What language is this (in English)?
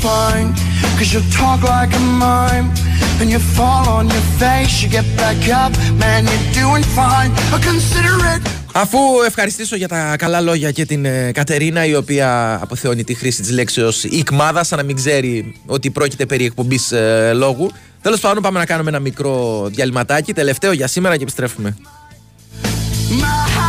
Greek